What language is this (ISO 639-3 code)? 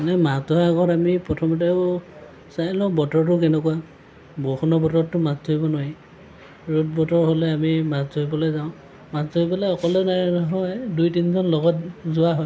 asm